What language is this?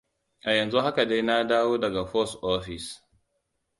Hausa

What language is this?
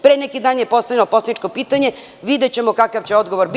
Serbian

